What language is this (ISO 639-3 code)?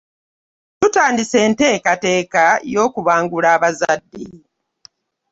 lug